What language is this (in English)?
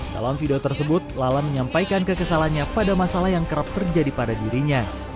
Indonesian